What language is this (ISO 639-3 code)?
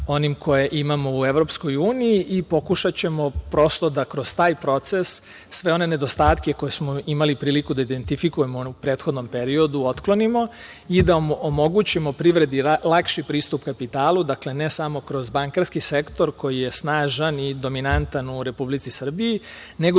srp